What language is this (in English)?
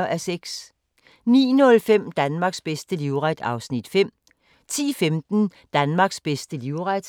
Danish